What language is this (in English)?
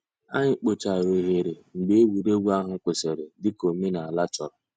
Igbo